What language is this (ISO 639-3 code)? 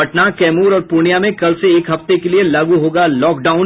hin